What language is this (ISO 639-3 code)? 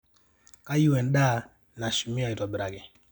mas